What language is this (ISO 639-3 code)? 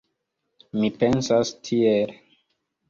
epo